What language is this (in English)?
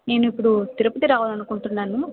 Telugu